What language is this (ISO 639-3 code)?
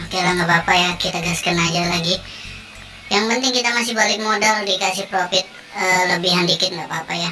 ind